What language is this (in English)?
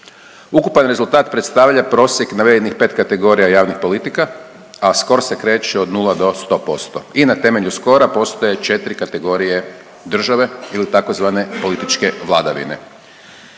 Croatian